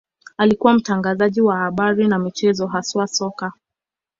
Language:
Swahili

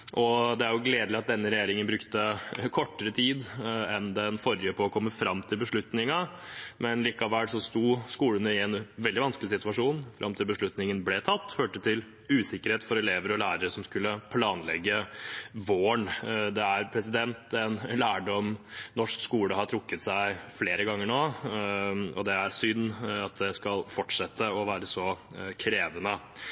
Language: Norwegian Bokmål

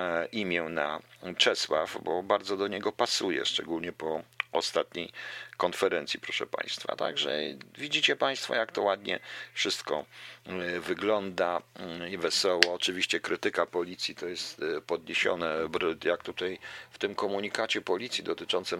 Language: Polish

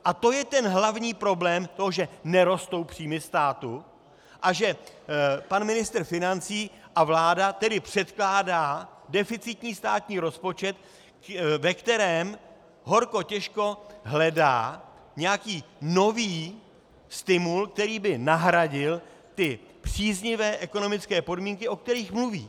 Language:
Czech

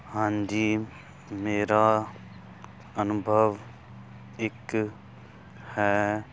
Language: Punjabi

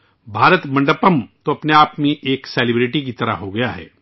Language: Urdu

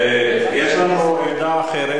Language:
Hebrew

